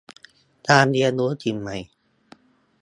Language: Thai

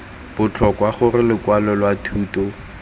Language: Tswana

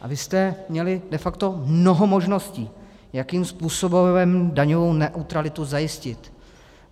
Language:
Czech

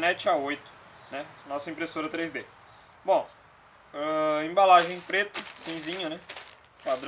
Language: Portuguese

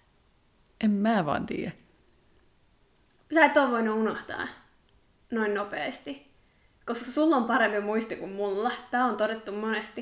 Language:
Finnish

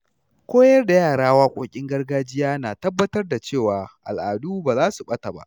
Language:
Hausa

